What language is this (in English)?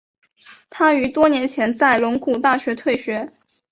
Chinese